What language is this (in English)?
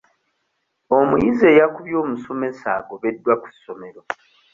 Ganda